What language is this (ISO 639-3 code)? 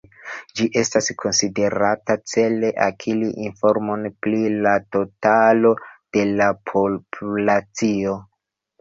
epo